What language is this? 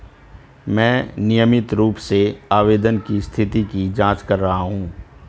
Hindi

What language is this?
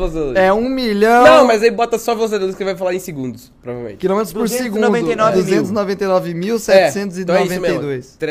Portuguese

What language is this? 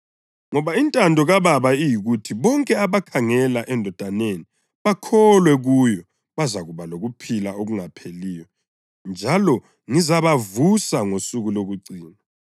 North Ndebele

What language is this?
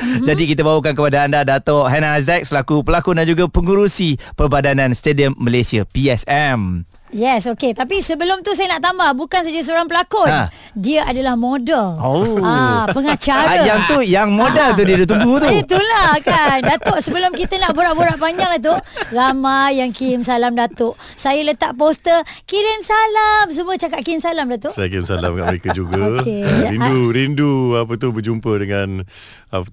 Malay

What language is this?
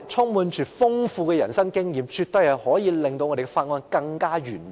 Cantonese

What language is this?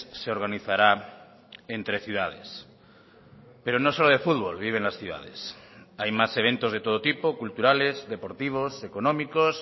Spanish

